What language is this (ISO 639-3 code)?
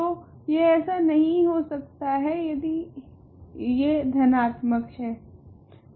hin